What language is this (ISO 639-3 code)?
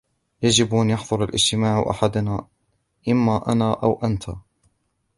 ara